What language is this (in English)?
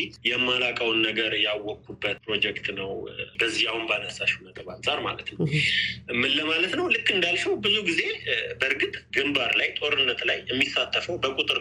Amharic